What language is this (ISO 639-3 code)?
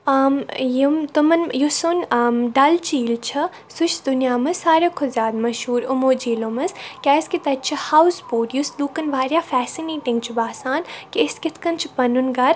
kas